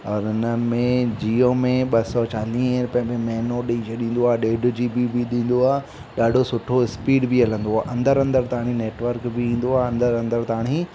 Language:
Sindhi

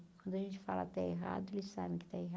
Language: Portuguese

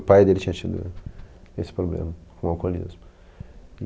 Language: Portuguese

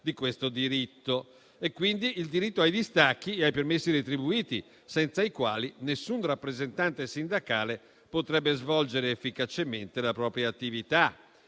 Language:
Italian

